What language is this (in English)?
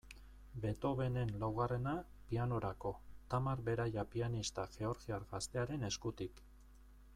Basque